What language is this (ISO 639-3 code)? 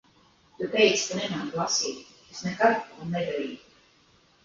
lav